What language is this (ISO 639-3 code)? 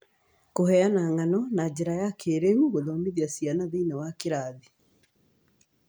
kik